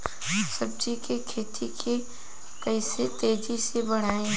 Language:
Bhojpuri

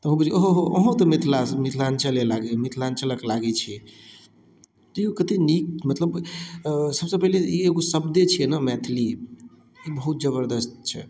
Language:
Maithili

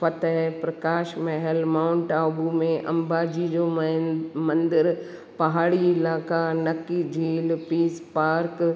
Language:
Sindhi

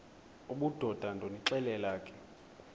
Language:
Xhosa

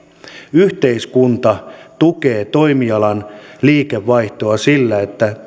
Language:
Finnish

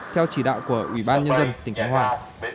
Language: Vietnamese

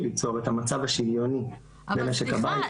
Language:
Hebrew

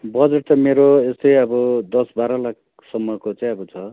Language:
Nepali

